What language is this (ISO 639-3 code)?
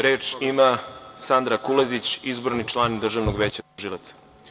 srp